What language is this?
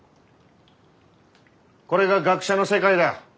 Japanese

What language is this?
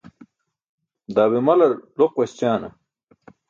Burushaski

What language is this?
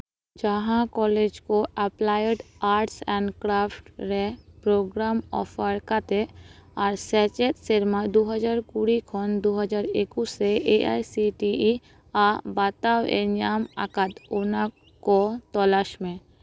Santali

